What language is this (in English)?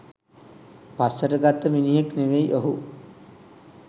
Sinhala